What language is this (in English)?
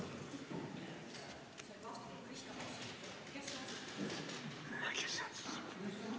Estonian